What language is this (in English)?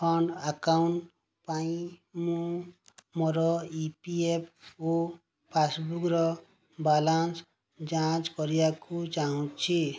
Odia